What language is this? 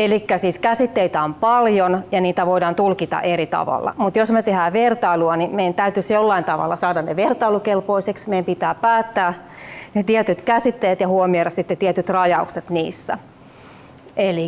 Finnish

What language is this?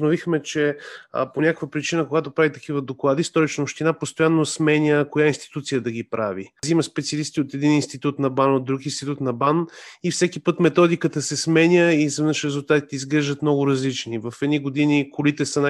Bulgarian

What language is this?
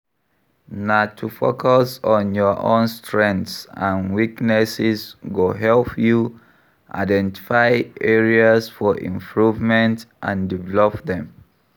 Nigerian Pidgin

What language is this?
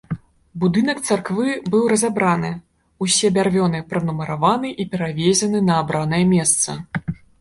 Belarusian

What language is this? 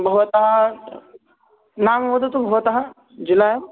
Sanskrit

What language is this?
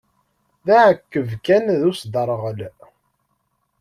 Kabyle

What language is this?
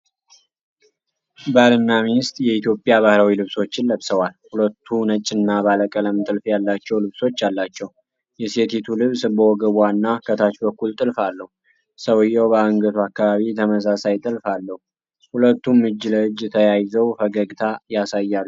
Amharic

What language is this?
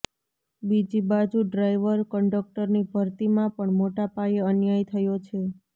Gujarati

